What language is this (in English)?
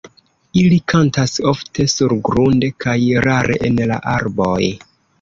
Esperanto